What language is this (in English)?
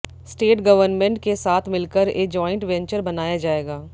Hindi